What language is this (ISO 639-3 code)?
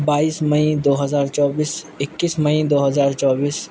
urd